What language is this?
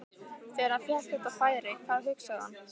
Icelandic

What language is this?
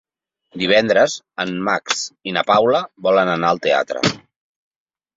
Catalan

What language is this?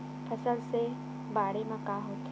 Chhattisgarhi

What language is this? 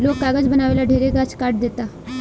Bhojpuri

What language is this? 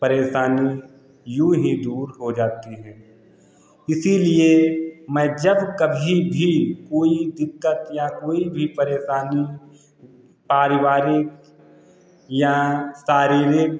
Hindi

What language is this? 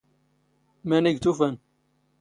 Standard Moroccan Tamazight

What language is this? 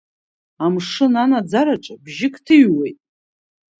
Abkhazian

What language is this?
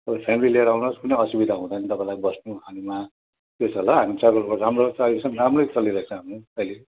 Nepali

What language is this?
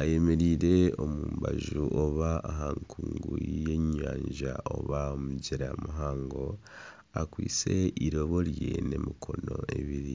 Nyankole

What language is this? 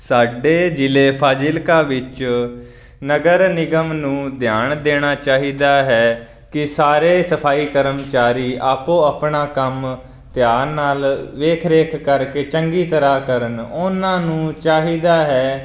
Punjabi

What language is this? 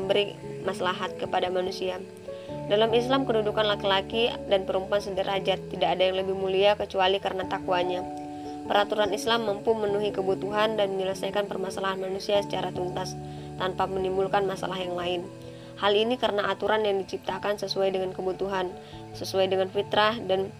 Indonesian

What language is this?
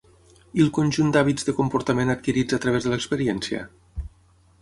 Catalan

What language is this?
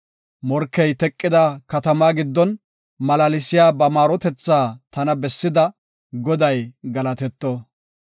Gofa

